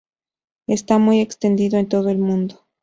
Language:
Spanish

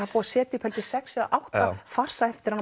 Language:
Icelandic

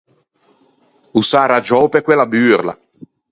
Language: Ligurian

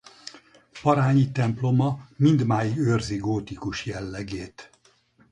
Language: Hungarian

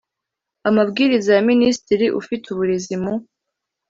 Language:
Kinyarwanda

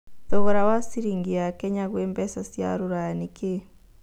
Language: Kikuyu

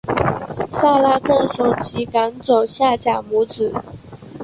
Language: Chinese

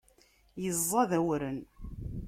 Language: Kabyle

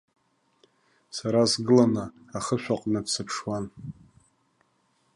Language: Abkhazian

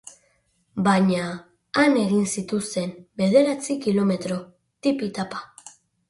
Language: Basque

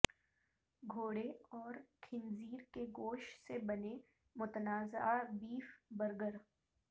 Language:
Urdu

